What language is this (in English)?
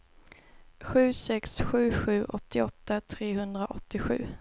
Swedish